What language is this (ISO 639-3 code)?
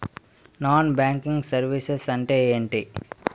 tel